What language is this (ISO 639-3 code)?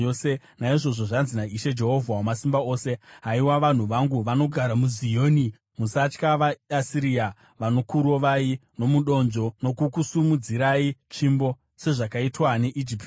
sna